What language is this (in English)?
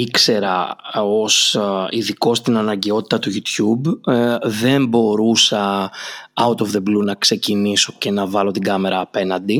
Greek